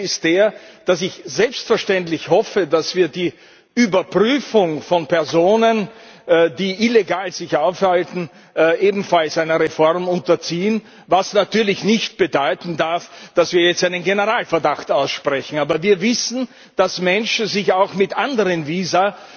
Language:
German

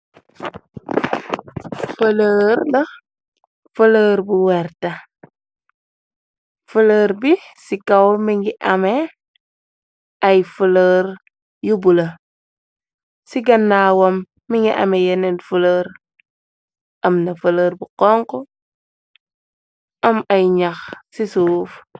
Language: Wolof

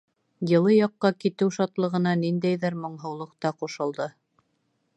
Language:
Bashkir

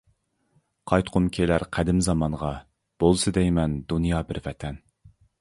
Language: Uyghur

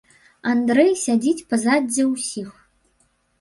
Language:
Belarusian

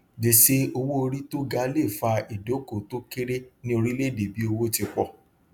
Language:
Yoruba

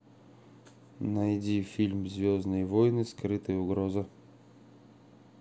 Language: Russian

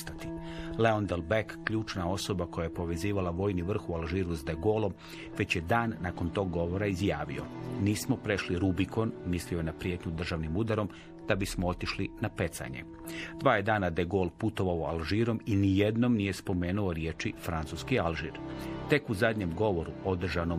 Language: Croatian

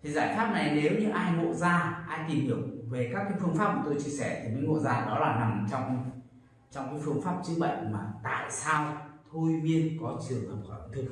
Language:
Vietnamese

